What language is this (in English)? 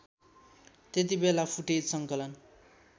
Nepali